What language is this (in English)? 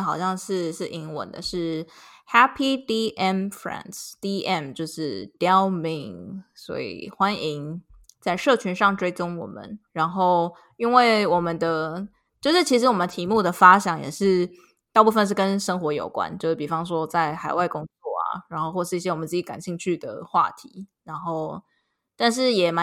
Chinese